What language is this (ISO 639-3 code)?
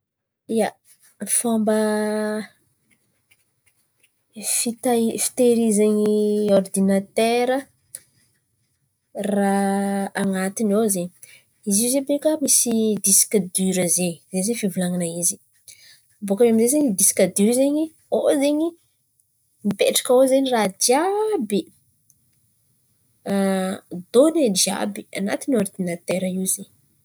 xmv